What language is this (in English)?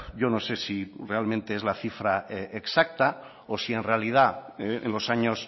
Spanish